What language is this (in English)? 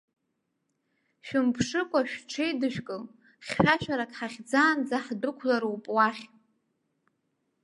Abkhazian